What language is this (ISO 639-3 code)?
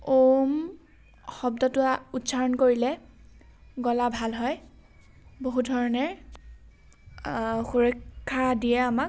asm